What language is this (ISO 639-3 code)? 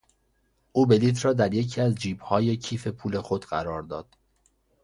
fas